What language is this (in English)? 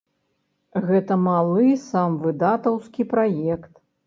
Belarusian